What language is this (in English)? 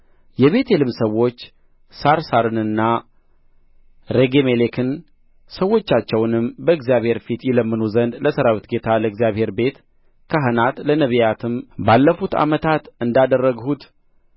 Amharic